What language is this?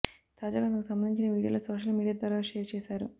Telugu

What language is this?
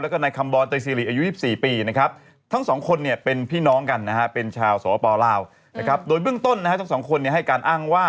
Thai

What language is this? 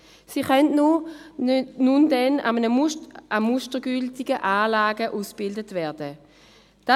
Swiss German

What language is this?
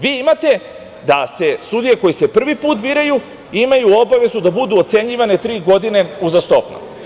Serbian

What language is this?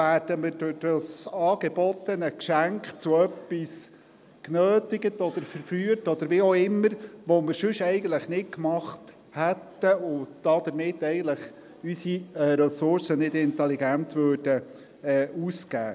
Swiss German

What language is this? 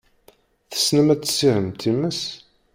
Kabyle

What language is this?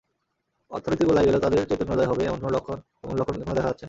Bangla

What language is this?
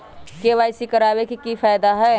Magahi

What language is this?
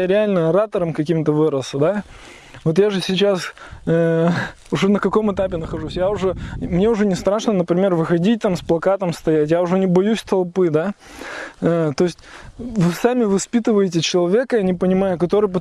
Russian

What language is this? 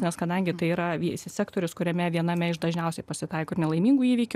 Lithuanian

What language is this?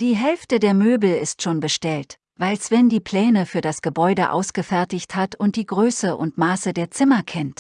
German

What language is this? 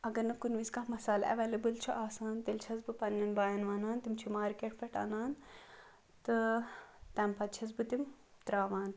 Kashmiri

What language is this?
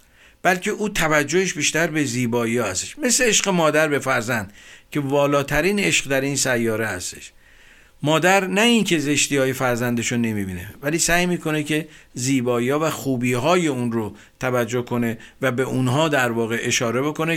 Persian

